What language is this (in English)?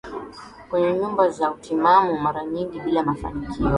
Swahili